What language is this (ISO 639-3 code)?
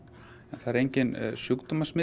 isl